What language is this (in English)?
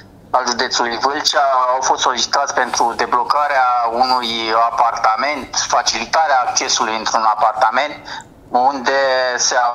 Romanian